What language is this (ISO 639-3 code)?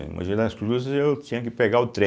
por